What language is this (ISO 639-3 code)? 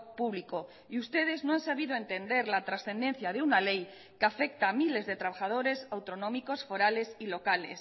spa